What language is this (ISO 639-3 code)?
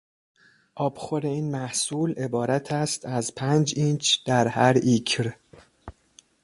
fas